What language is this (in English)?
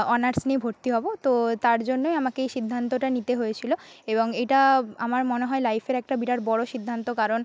Bangla